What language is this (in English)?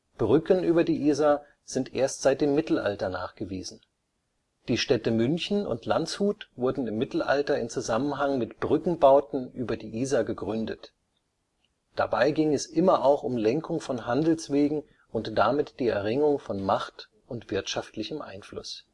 German